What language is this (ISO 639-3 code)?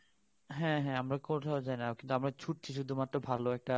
ben